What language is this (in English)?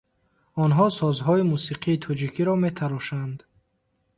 Tajik